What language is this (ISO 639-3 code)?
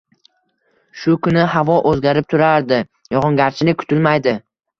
uzb